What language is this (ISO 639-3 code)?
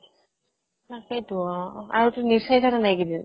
asm